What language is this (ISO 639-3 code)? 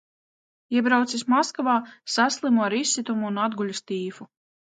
lav